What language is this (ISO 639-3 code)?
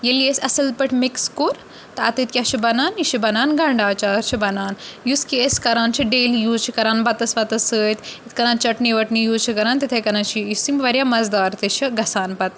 kas